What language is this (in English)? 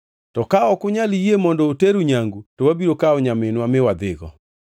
Luo (Kenya and Tanzania)